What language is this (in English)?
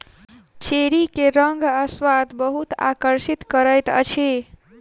Maithili